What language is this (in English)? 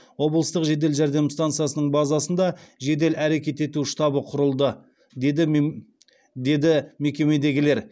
Kazakh